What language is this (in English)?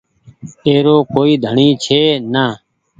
Goaria